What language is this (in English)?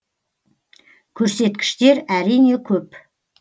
Kazakh